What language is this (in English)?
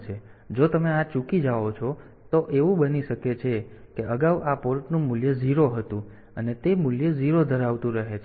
Gujarati